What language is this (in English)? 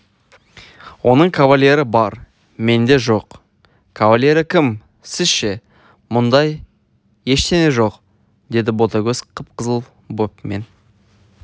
Kazakh